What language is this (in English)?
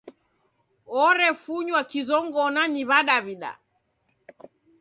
Taita